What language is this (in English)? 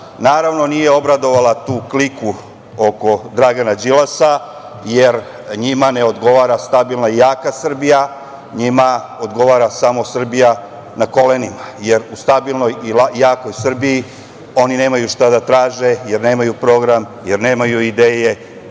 Serbian